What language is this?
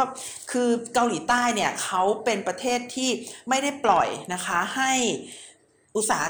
Thai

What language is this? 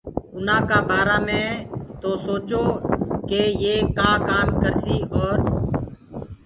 Gurgula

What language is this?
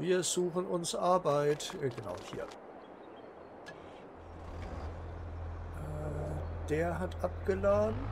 German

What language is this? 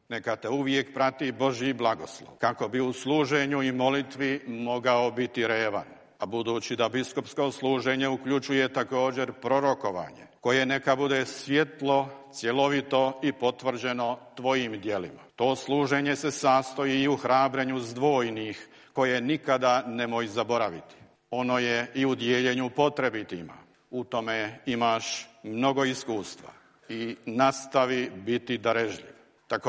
Croatian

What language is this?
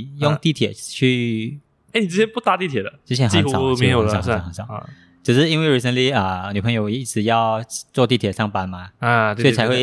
Chinese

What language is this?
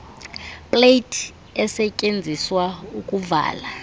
Xhosa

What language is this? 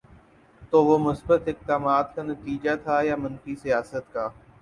Urdu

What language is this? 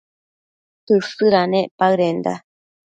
Matsés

